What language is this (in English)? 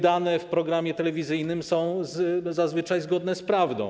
Polish